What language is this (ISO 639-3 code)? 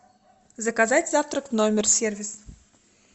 rus